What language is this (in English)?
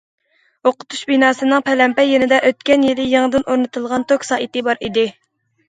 Uyghur